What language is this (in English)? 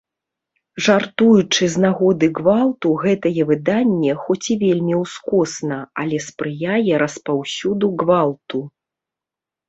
Belarusian